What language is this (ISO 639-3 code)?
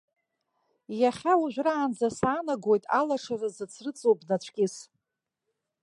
abk